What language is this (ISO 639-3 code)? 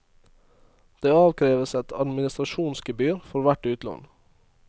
nor